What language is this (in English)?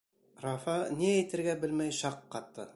Bashkir